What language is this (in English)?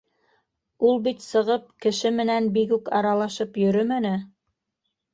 Bashkir